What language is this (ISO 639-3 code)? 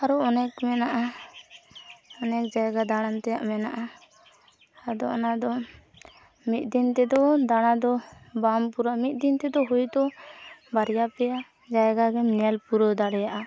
sat